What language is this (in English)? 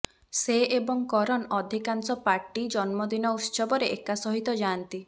Odia